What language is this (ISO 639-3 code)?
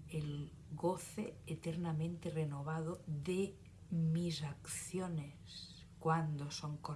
spa